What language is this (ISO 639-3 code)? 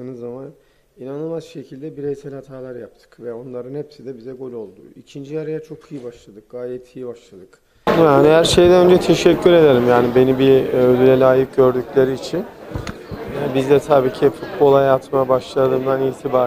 tur